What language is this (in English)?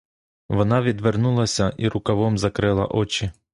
Ukrainian